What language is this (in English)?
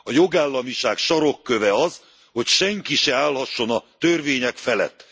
Hungarian